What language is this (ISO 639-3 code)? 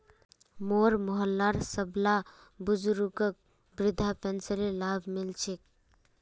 mag